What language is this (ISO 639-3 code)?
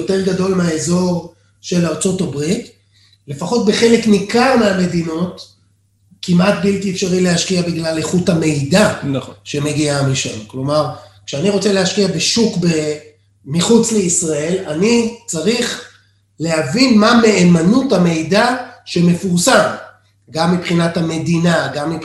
heb